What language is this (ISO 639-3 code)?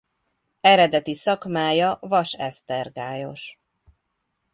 hun